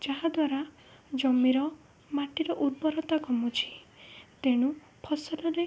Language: Odia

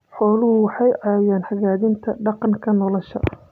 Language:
Somali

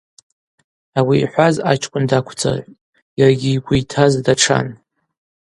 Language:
Abaza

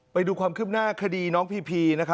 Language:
Thai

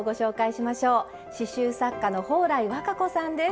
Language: Japanese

